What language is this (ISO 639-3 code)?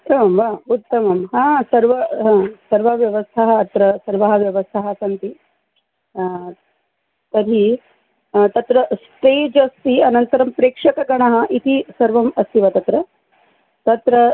san